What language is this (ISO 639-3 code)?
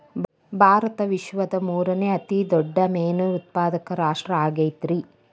kan